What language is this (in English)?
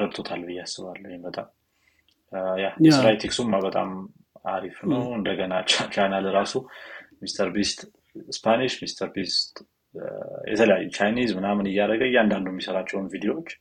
Amharic